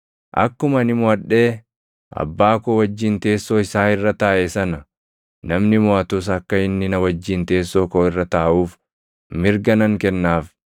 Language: Oromo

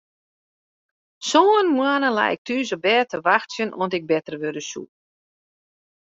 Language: Western Frisian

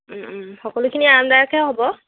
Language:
Assamese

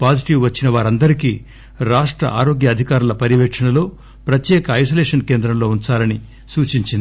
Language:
Telugu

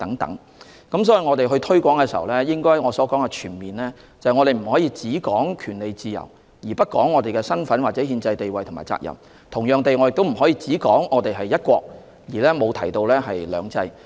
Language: Cantonese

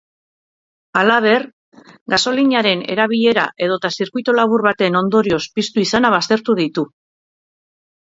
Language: Basque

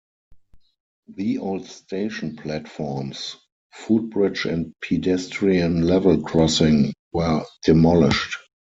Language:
English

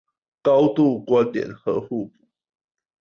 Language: Chinese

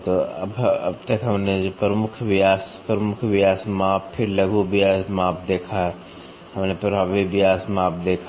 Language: Hindi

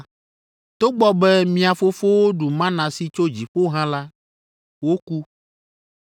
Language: Ewe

